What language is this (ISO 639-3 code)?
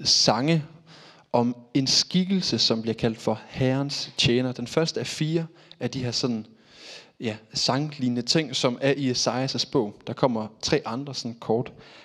dan